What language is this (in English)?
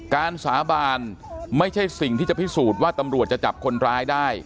Thai